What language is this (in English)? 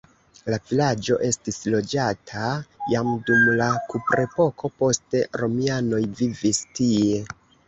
Esperanto